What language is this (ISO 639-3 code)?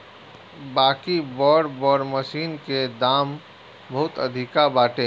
bho